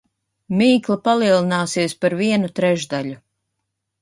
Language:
Latvian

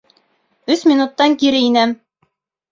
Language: Bashkir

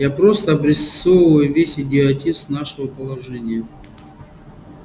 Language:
Russian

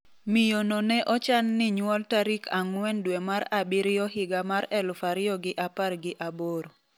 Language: Luo (Kenya and Tanzania)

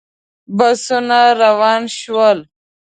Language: Pashto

